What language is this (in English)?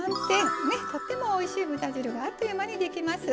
Japanese